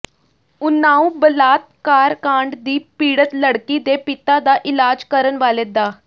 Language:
Punjabi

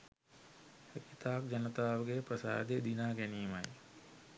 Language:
Sinhala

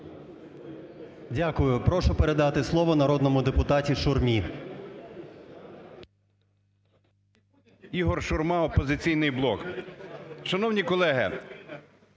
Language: Ukrainian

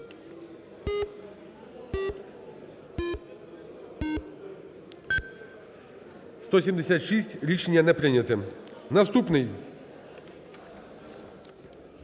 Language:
Ukrainian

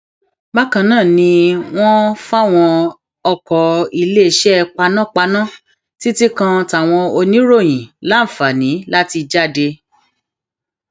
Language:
Yoruba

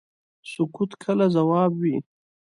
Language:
Pashto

